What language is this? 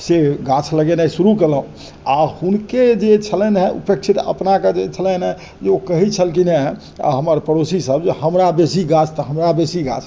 Maithili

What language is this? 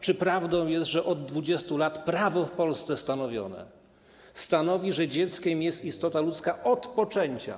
Polish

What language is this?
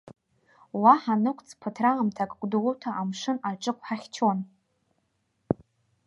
Abkhazian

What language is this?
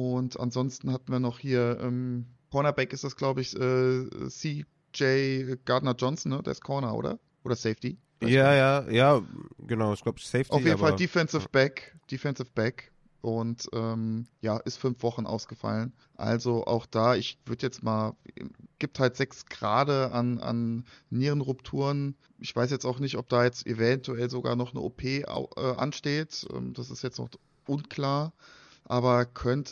German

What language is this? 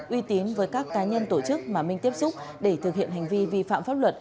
Vietnamese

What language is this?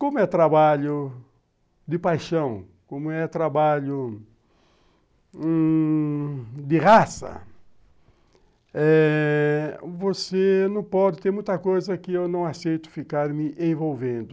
Portuguese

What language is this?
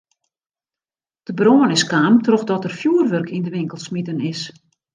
Western Frisian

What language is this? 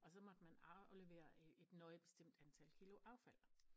Danish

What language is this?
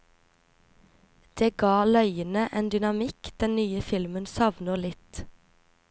Norwegian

